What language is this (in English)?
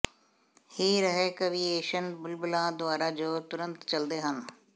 Punjabi